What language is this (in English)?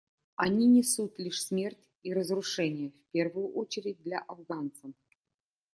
Russian